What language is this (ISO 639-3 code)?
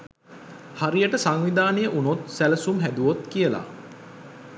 sin